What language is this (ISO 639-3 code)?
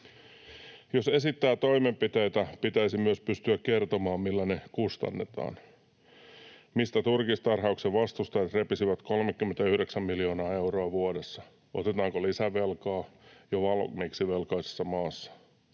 fin